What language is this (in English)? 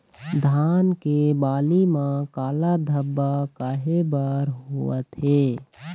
Chhattisgarhi